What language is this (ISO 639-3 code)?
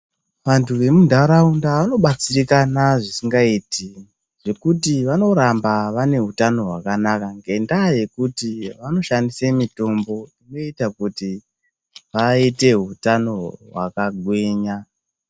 ndc